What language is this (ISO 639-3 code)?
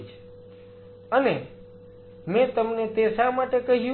guj